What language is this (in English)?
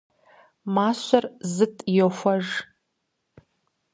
Kabardian